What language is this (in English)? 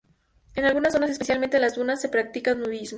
Spanish